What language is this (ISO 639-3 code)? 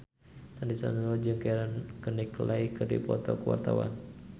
sun